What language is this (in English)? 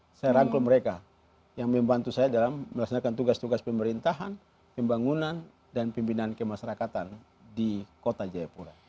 Indonesian